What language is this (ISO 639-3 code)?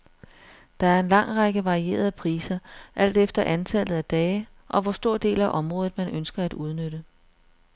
dan